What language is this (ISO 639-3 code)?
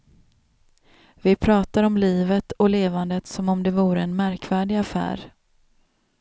swe